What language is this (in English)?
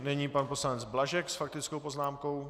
Czech